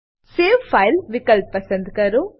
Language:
Gujarati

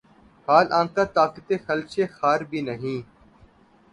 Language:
Urdu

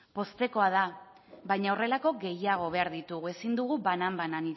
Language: Basque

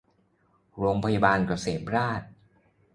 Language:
Thai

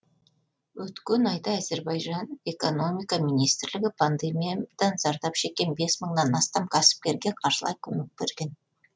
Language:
Kazakh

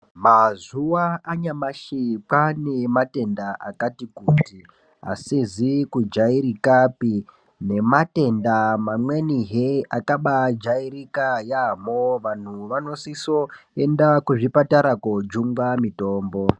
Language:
Ndau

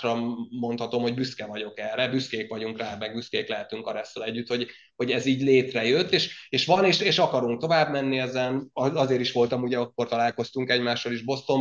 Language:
Hungarian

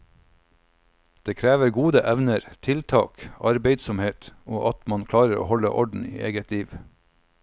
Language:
Norwegian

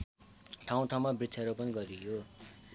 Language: Nepali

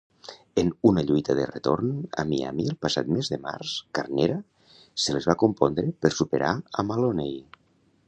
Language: Catalan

